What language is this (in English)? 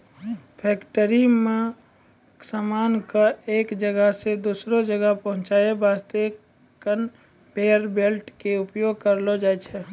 Maithili